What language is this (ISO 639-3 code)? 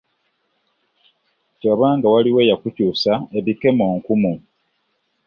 lug